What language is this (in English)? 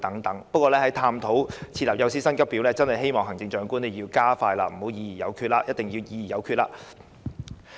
Cantonese